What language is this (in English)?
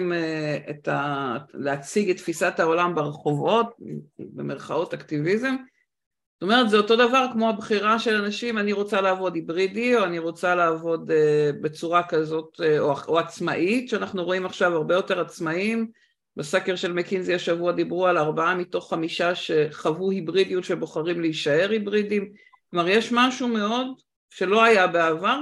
Hebrew